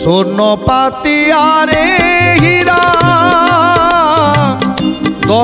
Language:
Romanian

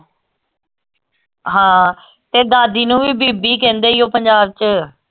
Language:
Punjabi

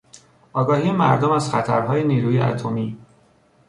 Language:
Persian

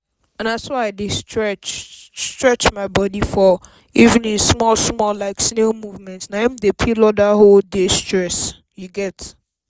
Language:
Nigerian Pidgin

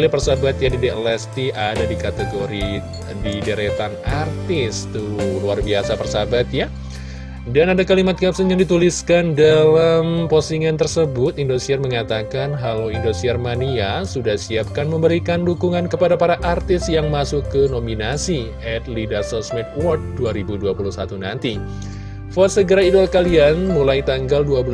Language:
Indonesian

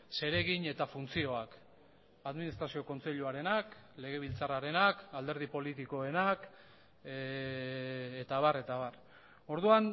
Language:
Basque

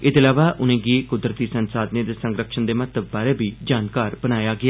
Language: Dogri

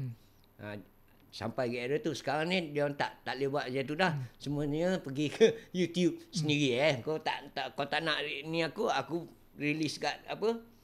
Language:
Malay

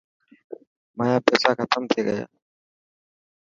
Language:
Dhatki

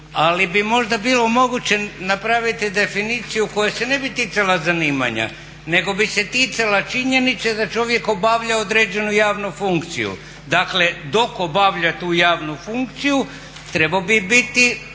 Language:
Croatian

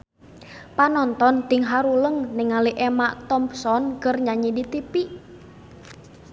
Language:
Sundanese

